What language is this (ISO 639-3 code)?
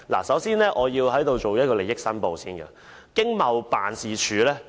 yue